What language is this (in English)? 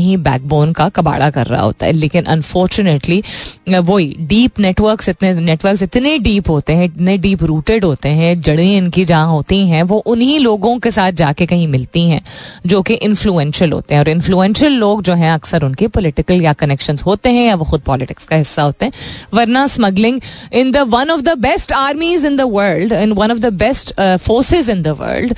Hindi